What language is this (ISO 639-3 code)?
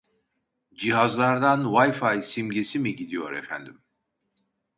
tur